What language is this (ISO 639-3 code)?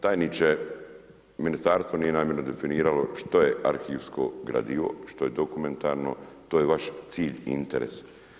hrv